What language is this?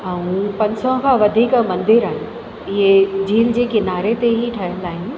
Sindhi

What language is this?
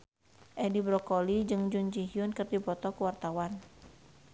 Sundanese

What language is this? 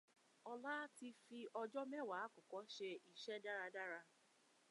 Yoruba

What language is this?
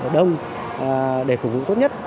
Vietnamese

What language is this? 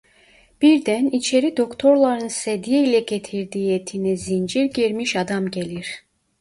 Turkish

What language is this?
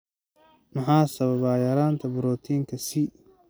Somali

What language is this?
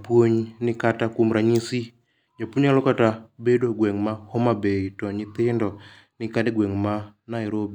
Luo (Kenya and Tanzania)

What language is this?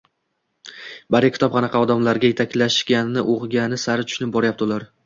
Uzbek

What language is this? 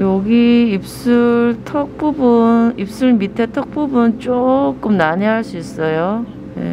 Korean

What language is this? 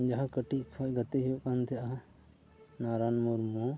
Santali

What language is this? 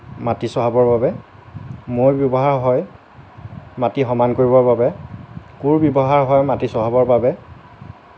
Assamese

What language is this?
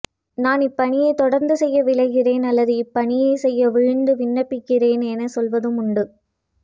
Tamil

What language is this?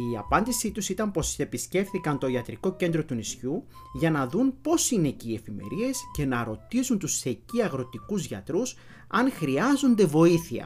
Greek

